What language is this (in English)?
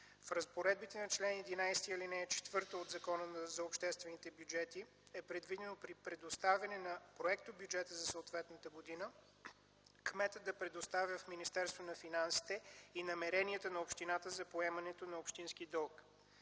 Bulgarian